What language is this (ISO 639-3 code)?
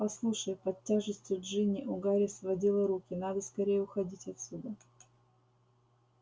rus